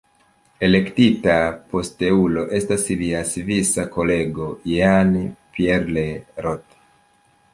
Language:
Esperanto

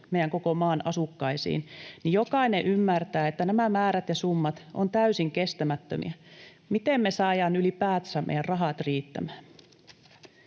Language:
Finnish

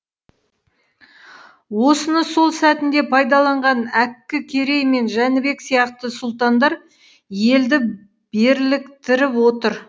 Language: Kazakh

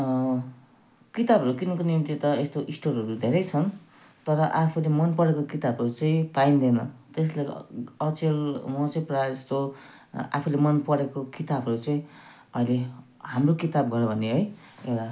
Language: Nepali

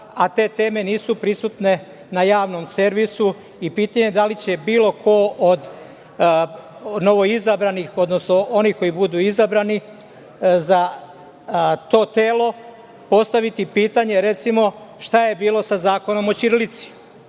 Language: Serbian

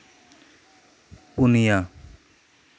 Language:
Santali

